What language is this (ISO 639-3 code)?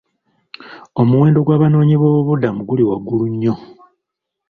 lug